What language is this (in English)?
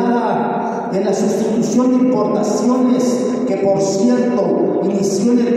Spanish